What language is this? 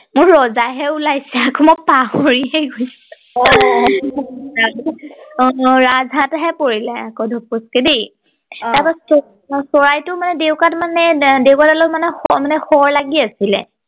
Assamese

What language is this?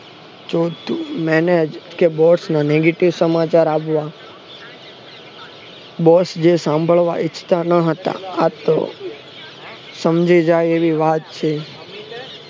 Gujarati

